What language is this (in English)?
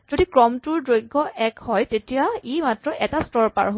Assamese